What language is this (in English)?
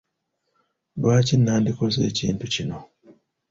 Ganda